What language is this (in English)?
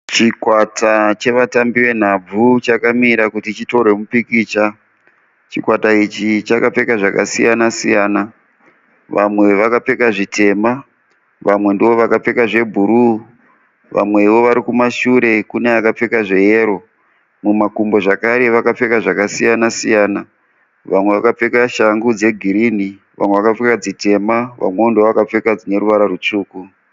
Shona